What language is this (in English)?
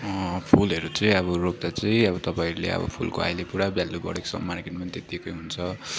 Nepali